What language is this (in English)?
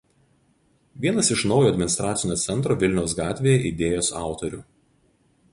Lithuanian